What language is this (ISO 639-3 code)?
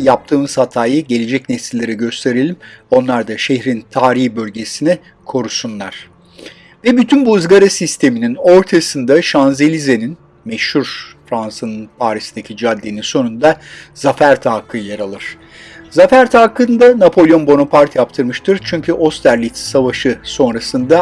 tur